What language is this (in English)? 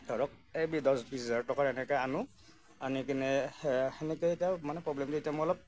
Assamese